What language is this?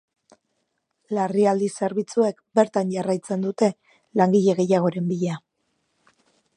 Basque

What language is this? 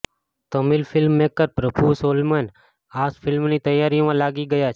Gujarati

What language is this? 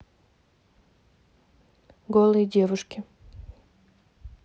Russian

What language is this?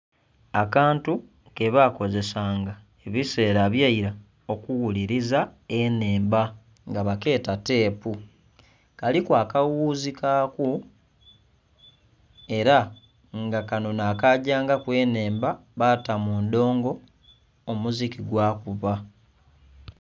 Soga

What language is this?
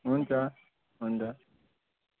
Nepali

